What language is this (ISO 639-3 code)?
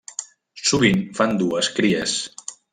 cat